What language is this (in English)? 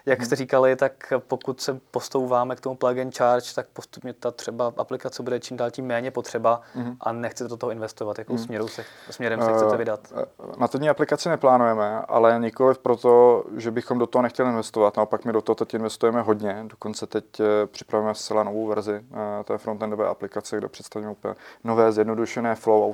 Czech